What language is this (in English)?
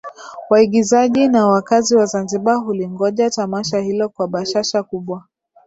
Swahili